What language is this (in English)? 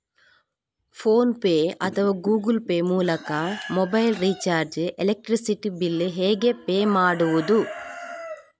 Kannada